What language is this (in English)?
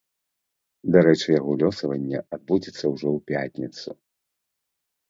Belarusian